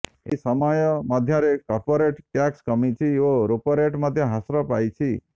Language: Odia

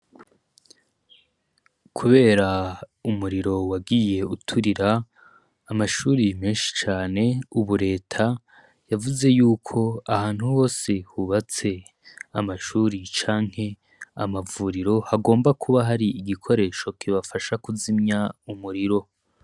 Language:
Rundi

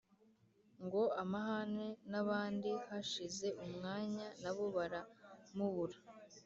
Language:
Kinyarwanda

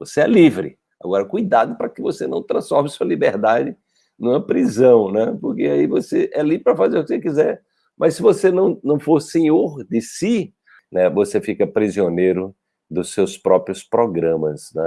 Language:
Portuguese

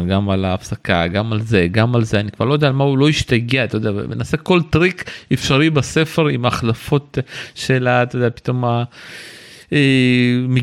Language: Hebrew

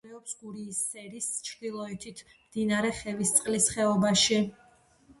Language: Georgian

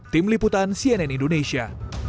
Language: Indonesian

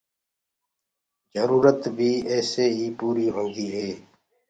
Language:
Gurgula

